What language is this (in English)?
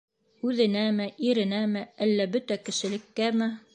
Bashkir